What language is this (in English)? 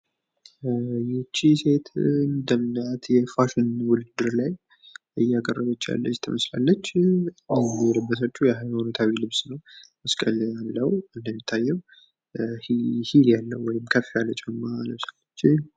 Amharic